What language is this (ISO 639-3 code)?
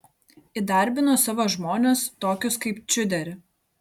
lit